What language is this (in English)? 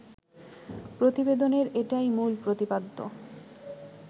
Bangla